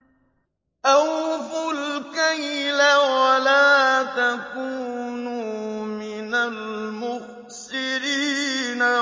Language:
Arabic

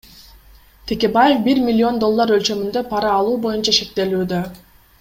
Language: Kyrgyz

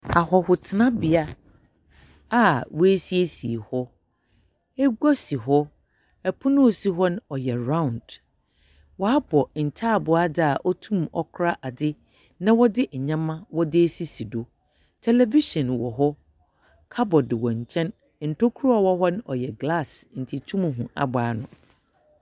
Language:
Akan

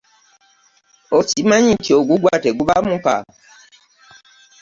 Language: Ganda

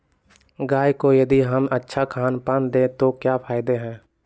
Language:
Magahi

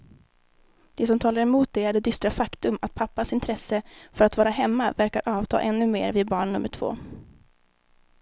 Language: Swedish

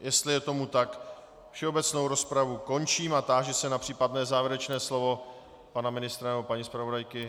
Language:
Czech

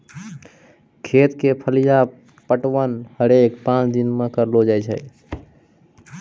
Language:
Maithili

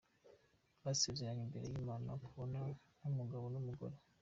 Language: Kinyarwanda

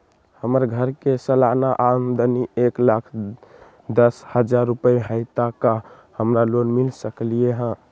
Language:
Magahi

